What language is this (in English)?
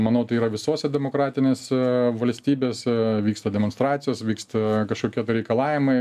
Lithuanian